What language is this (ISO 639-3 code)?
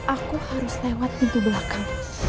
ind